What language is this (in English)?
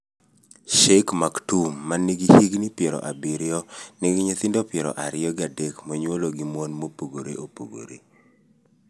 Luo (Kenya and Tanzania)